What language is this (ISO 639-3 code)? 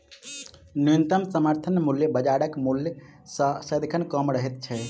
mai